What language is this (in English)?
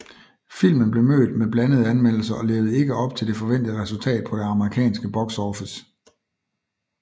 Danish